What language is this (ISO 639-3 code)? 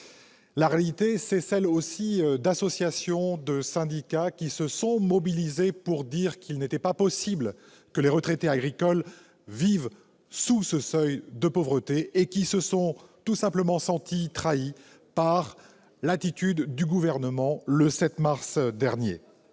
fra